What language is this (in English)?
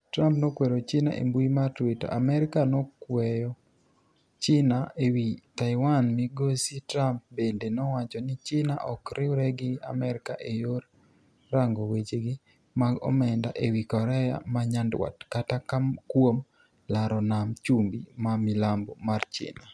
Luo (Kenya and Tanzania)